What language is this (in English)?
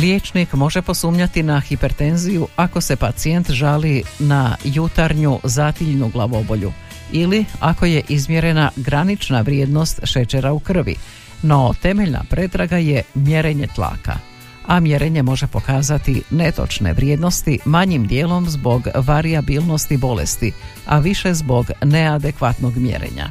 Croatian